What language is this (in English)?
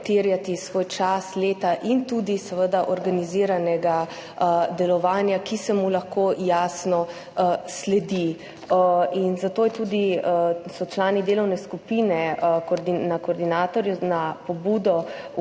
Slovenian